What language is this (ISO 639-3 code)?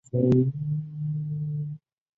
zho